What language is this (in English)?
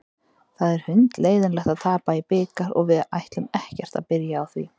Icelandic